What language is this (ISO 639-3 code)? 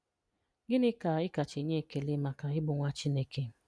ibo